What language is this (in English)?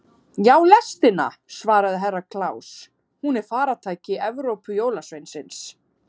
Icelandic